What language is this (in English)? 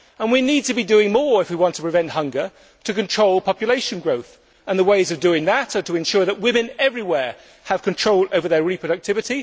English